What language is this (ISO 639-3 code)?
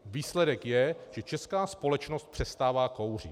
ces